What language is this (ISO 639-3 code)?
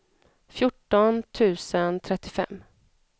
swe